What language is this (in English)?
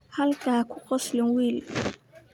Somali